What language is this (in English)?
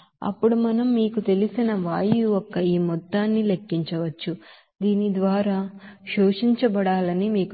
Telugu